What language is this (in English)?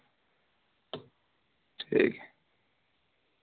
Dogri